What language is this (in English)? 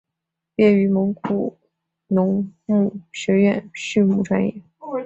Chinese